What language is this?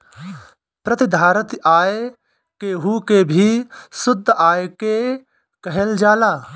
Bhojpuri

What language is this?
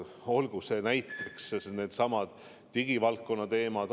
Estonian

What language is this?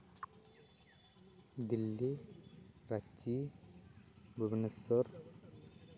Santali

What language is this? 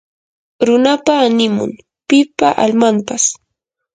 Yanahuanca Pasco Quechua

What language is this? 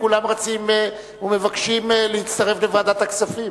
Hebrew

